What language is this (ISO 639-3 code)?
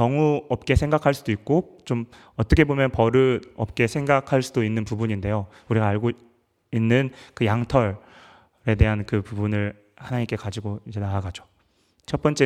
kor